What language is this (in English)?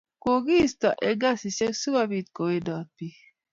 Kalenjin